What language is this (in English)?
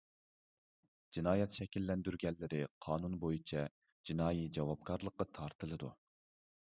Uyghur